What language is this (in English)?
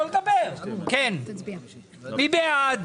Hebrew